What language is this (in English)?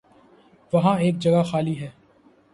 Urdu